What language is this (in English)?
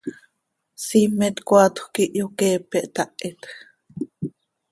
Seri